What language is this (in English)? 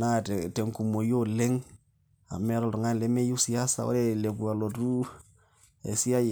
Masai